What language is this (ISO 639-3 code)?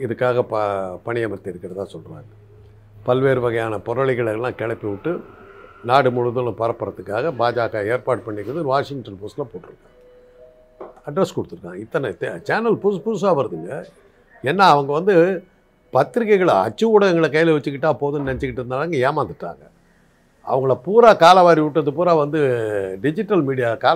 tam